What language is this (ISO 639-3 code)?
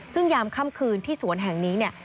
tha